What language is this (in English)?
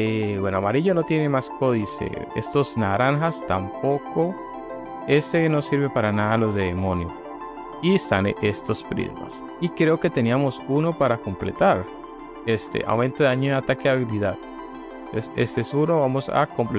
Spanish